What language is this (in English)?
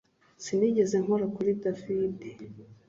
Kinyarwanda